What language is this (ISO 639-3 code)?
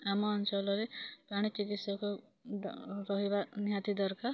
ori